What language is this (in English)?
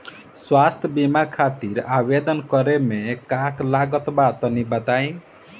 Bhojpuri